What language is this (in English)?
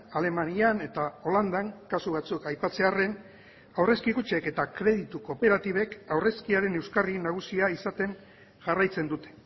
Basque